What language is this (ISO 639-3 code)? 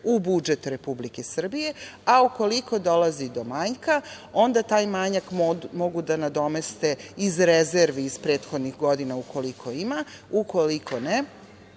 srp